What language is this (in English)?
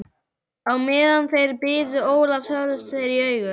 Icelandic